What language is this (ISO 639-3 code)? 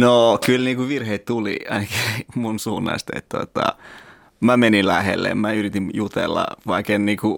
fin